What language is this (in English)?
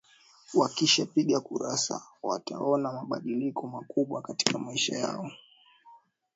Swahili